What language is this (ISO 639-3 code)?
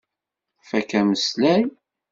kab